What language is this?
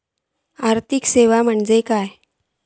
Marathi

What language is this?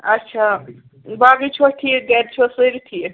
Kashmiri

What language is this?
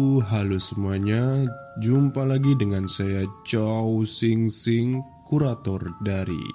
Indonesian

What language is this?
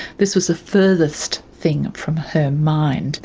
English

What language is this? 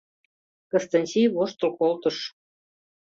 Mari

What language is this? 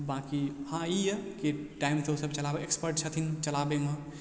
Maithili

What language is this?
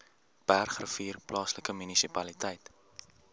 Afrikaans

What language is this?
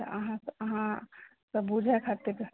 Maithili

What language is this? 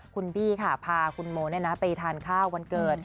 Thai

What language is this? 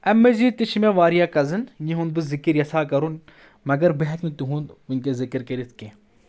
Kashmiri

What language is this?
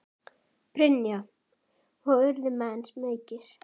Icelandic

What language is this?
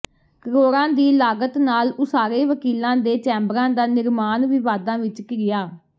Punjabi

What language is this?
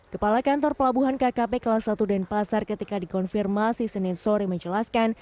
Indonesian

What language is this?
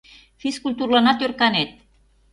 Mari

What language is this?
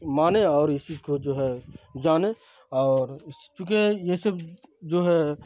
Urdu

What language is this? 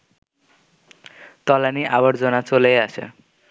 Bangla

